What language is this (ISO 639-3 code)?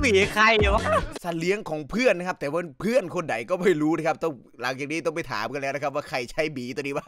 tha